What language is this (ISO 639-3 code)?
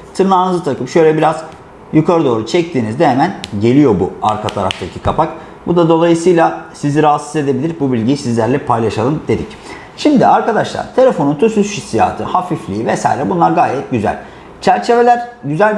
tur